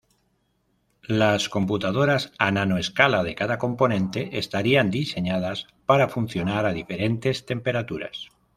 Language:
Spanish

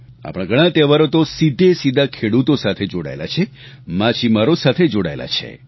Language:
Gujarati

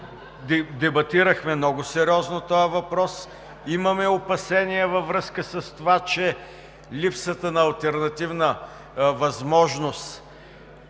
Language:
Bulgarian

